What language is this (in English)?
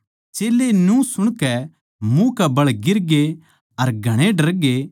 Haryanvi